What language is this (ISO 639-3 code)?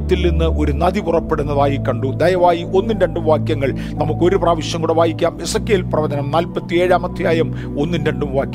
mal